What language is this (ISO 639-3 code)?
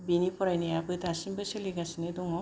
brx